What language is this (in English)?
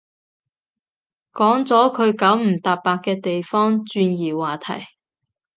Cantonese